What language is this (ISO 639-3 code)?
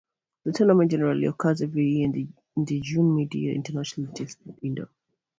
eng